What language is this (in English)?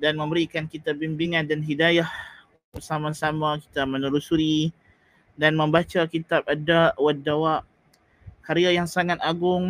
Malay